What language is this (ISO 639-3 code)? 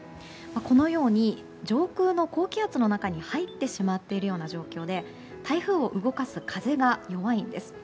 jpn